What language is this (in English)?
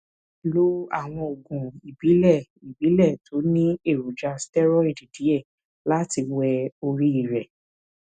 Yoruba